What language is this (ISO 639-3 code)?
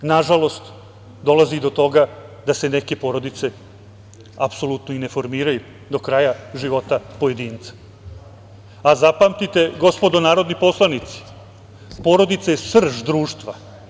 srp